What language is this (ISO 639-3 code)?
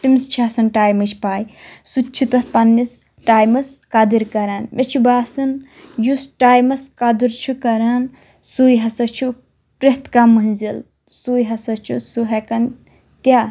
kas